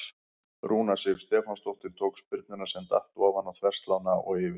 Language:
Icelandic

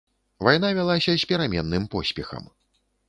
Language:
Belarusian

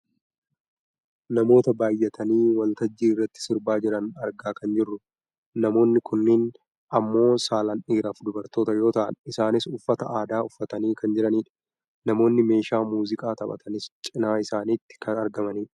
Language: Oromo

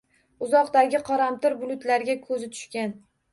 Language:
Uzbek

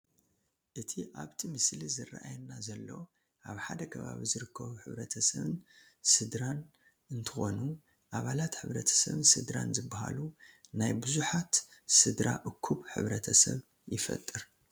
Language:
Tigrinya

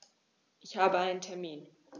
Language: German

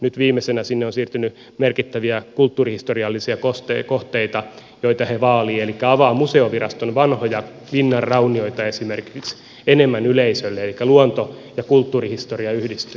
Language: Finnish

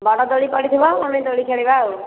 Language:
Odia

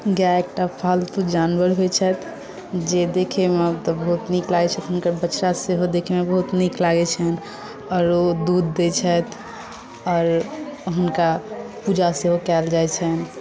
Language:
Maithili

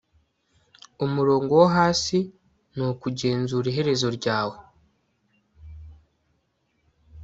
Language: Kinyarwanda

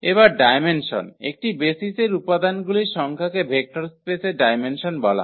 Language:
Bangla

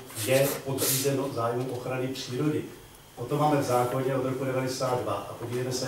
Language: Czech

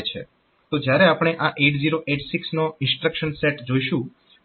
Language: Gujarati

